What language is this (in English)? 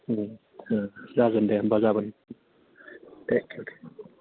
Bodo